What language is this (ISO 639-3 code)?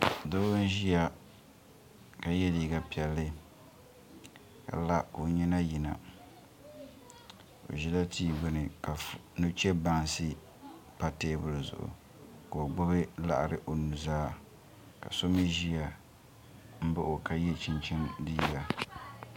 dag